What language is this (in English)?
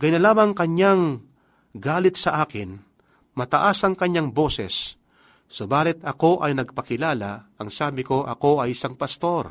Filipino